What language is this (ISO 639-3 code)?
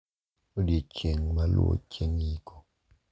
luo